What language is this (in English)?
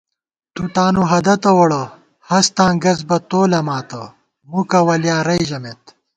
Gawar-Bati